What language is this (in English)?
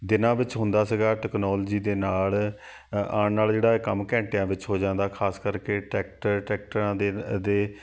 Punjabi